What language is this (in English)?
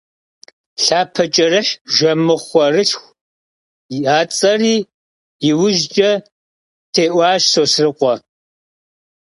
Kabardian